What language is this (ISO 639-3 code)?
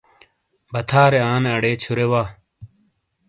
scl